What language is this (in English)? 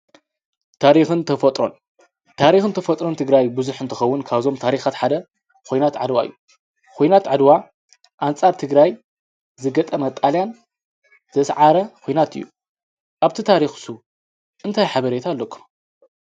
Tigrinya